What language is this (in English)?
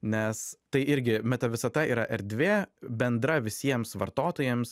Lithuanian